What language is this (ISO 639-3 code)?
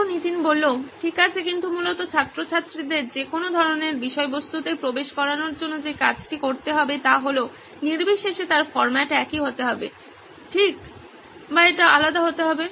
ben